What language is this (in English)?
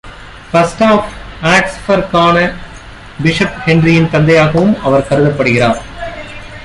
Tamil